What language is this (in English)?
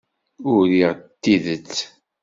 Kabyle